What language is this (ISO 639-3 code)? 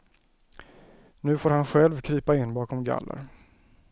swe